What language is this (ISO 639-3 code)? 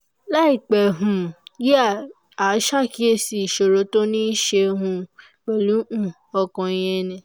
yor